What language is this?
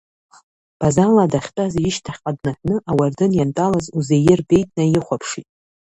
Abkhazian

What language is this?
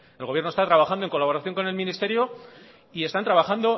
Spanish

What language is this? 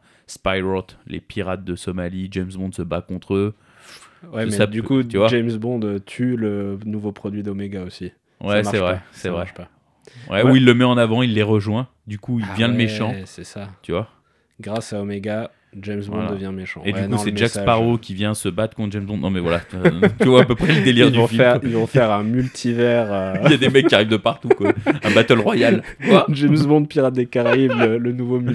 French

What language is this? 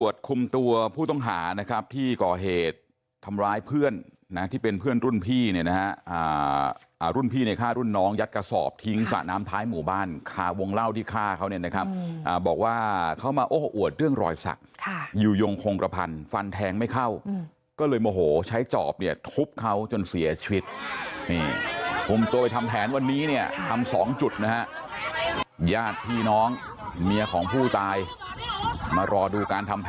Thai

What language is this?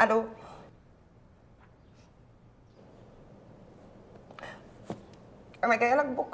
Arabic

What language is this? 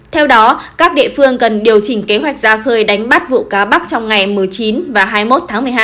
Vietnamese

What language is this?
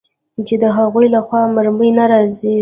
Pashto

